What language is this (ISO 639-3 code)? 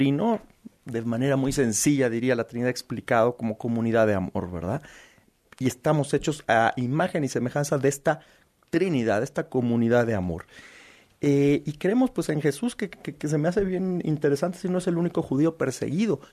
spa